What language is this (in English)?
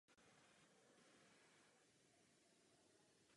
Czech